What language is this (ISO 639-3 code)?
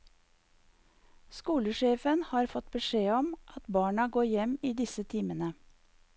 nor